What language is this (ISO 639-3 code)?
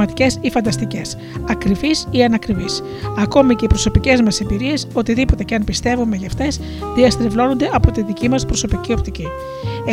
ell